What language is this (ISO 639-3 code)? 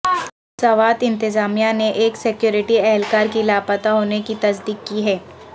urd